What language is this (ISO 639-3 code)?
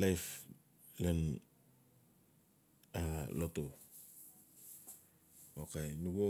ncf